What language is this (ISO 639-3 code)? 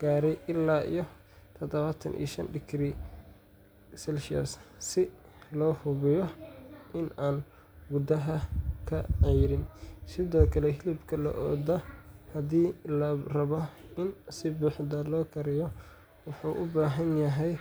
som